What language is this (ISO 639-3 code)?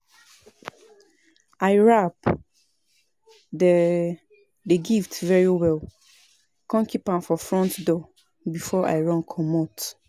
pcm